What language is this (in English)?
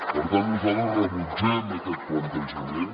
Catalan